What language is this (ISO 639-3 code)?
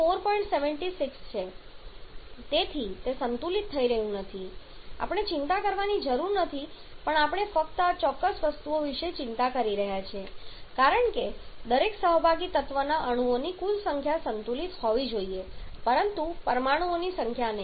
guj